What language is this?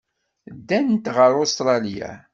Kabyle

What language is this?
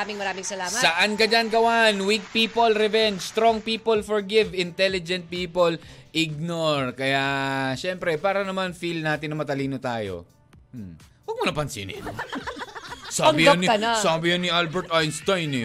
Filipino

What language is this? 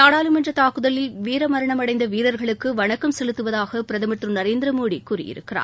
Tamil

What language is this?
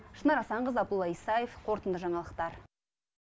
Kazakh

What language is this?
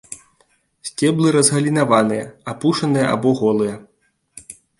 Belarusian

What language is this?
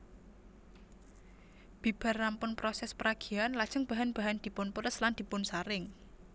Javanese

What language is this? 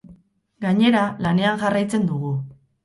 Basque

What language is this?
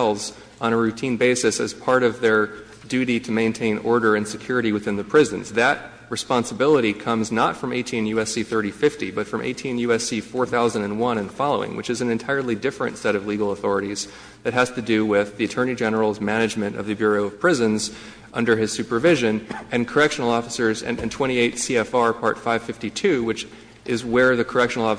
English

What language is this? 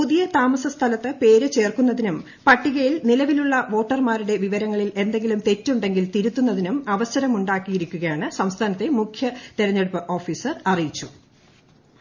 Malayalam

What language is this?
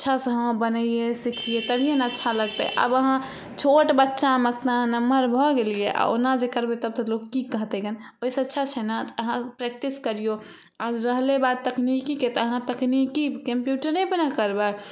Maithili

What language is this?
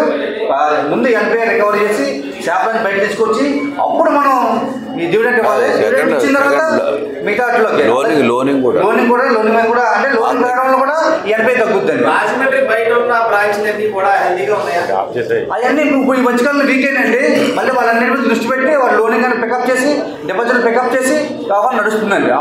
Telugu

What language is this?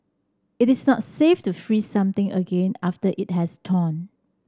English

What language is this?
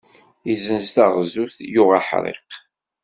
Kabyle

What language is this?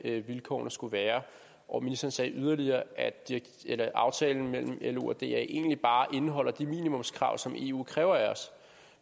Danish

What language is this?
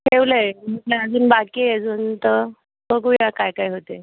Marathi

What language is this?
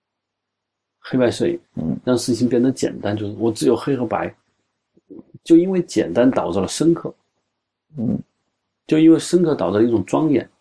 Chinese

